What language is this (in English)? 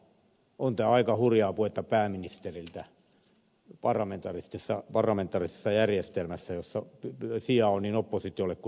Finnish